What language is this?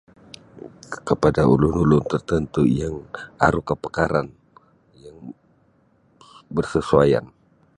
Sabah Bisaya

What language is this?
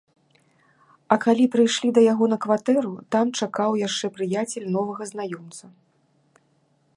Belarusian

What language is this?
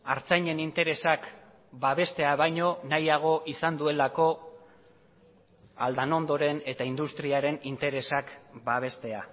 Basque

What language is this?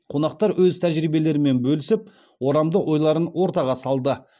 Kazakh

